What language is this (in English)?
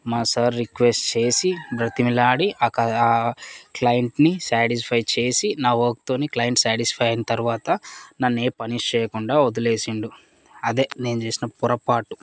Telugu